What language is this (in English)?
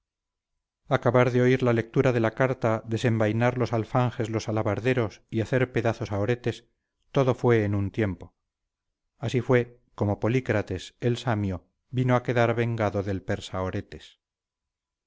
Spanish